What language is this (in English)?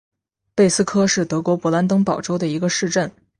Chinese